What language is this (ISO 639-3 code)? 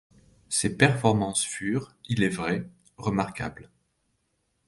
fra